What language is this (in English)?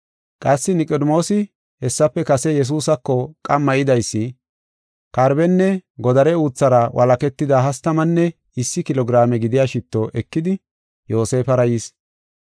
Gofa